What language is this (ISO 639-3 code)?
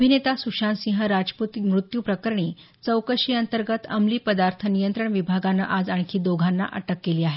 mar